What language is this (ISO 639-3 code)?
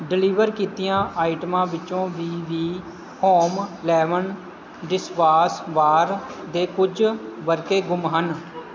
pan